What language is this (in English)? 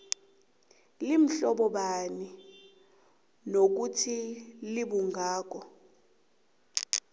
South Ndebele